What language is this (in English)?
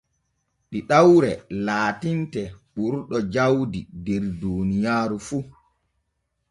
Borgu Fulfulde